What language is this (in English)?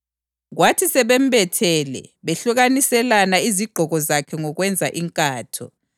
North Ndebele